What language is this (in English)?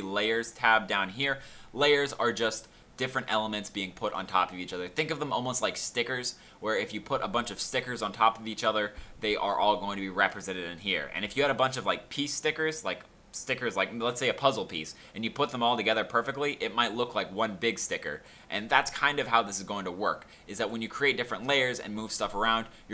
English